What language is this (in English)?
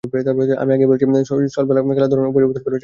Bangla